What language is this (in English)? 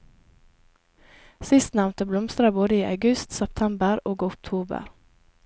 Norwegian